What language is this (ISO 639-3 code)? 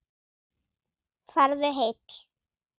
isl